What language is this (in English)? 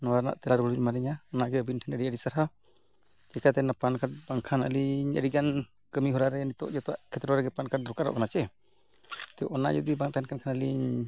Santali